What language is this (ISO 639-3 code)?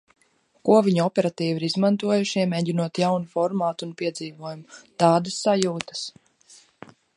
lav